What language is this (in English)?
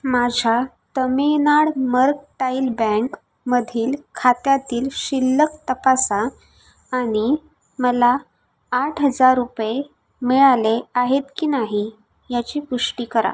Marathi